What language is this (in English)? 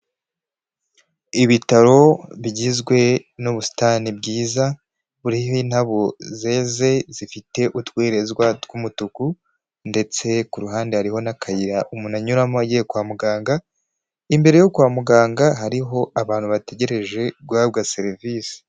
Kinyarwanda